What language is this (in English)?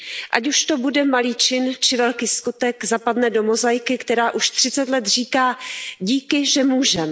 Czech